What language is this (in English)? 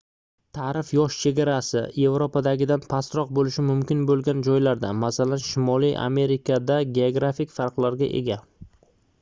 Uzbek